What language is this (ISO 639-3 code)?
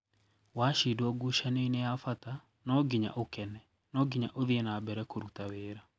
kik